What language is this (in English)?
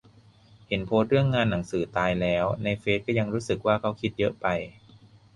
Thai